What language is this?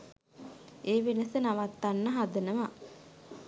Sinhala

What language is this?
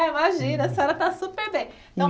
Portuguese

